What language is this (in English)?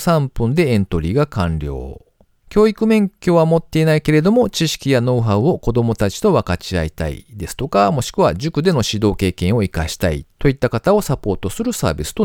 Japanese